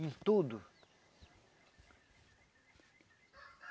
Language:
Portuguese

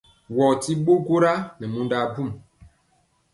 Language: Mpiemo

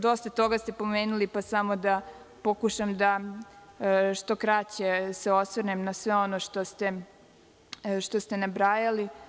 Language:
Serbian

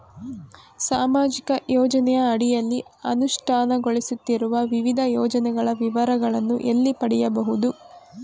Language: Kannada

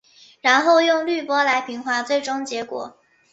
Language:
Chinese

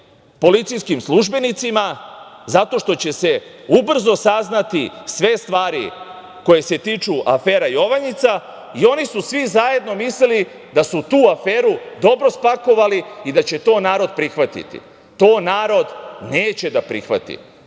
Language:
Serbian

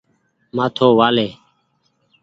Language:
Goaria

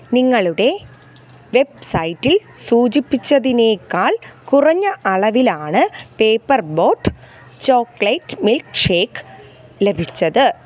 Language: Malayalam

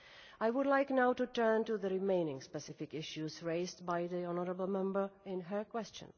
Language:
English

